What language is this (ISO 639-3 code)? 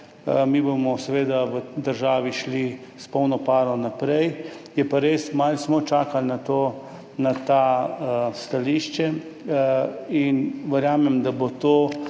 slv